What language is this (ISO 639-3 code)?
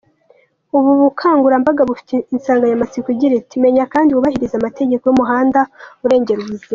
kin